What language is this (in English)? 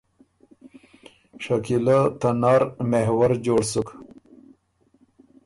Ormuri